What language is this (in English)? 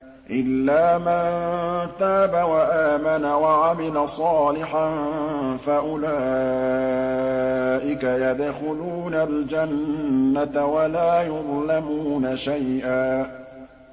Arabic